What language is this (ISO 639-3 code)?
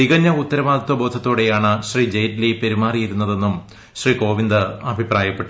mal